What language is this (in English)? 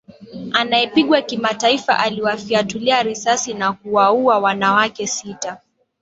Swahili